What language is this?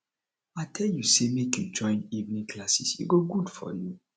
Nigerian Pidgin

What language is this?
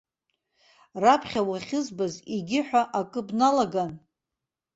Abkhazian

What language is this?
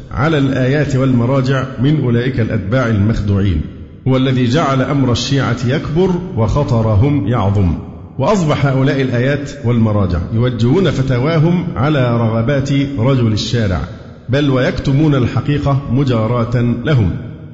Arabic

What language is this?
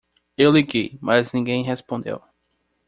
Portuguese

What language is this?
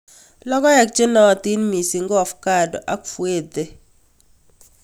Kalenjin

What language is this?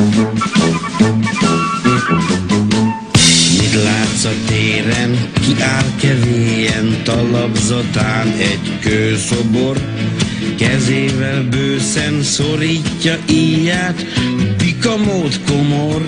Hungarian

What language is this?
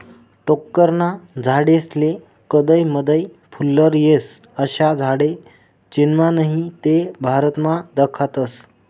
Marathi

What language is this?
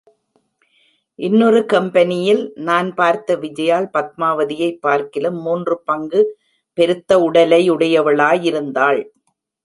Tamil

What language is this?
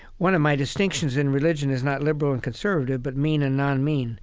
English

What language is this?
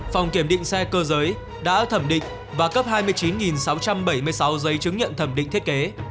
Vietnamese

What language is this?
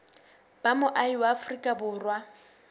Southern Sotho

